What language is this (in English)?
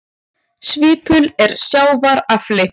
Icelandic